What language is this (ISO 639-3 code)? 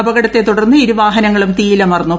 mal